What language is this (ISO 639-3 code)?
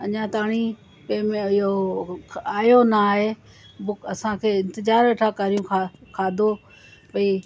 snd